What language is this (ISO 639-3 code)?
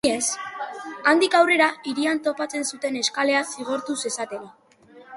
eus